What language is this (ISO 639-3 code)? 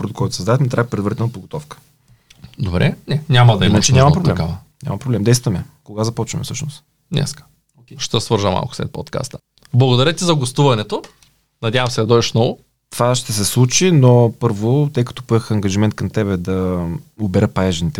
bul